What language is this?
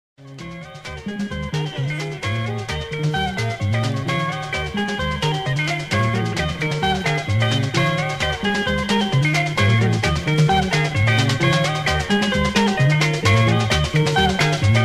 Greek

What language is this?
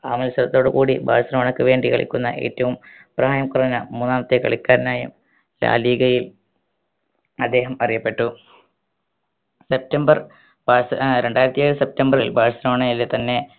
Malayalam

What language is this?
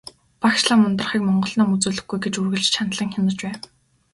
Mongolian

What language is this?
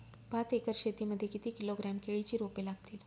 Marathi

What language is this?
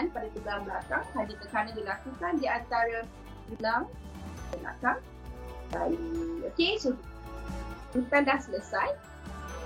Malay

